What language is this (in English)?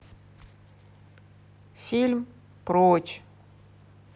Russian